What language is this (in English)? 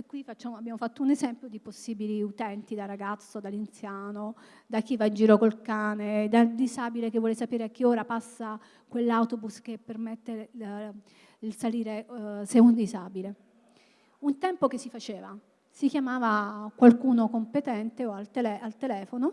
Italian